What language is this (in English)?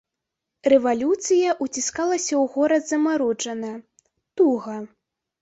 Belarusian